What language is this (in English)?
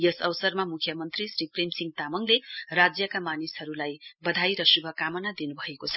Nepali